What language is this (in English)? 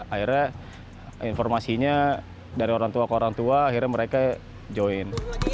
Indonesian